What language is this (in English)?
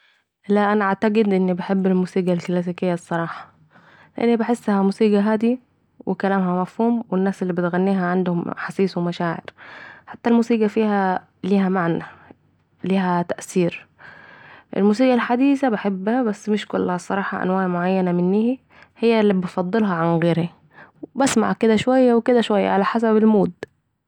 Saidi Arabic